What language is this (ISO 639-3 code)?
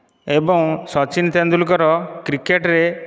ori